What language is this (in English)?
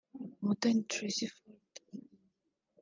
Kinyarwanda